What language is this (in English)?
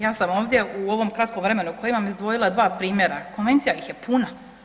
Croatian